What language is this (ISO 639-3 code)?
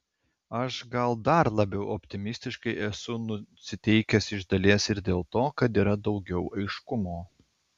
lit